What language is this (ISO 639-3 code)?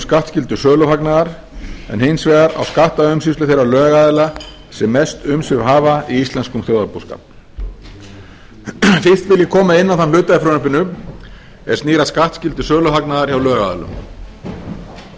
isl